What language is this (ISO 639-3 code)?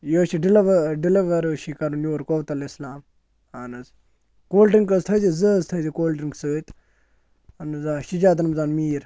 kas